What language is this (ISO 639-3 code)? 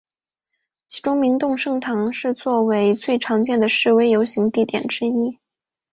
zho